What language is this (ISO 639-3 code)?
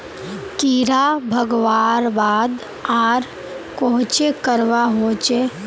mag